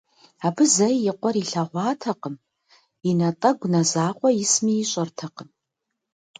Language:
Kabardian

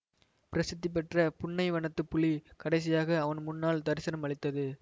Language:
Tamil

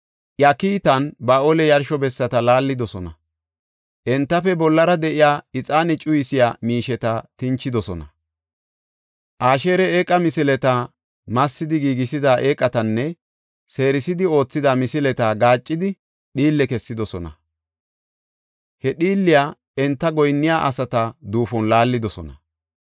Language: Gofa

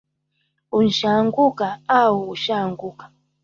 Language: Swahili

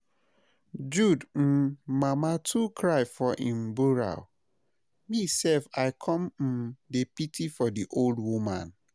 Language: Nigerian Pidgin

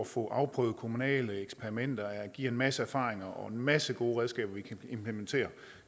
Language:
Danish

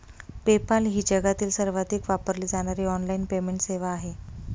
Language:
Marathi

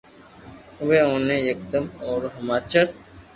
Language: Loarki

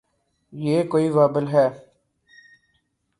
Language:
Urdu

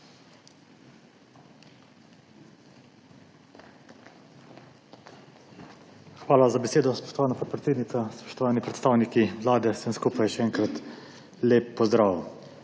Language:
Slovenian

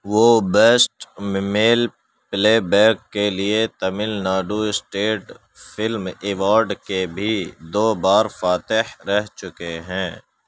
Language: Urdu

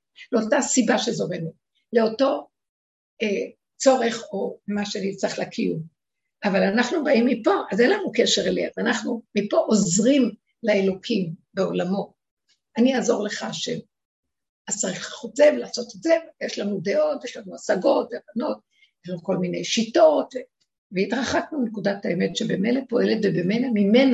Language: Hebrew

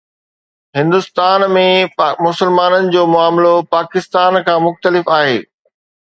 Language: Sindhi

